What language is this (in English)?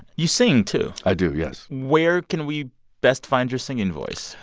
English